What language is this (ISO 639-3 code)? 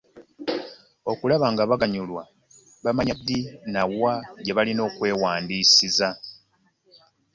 lug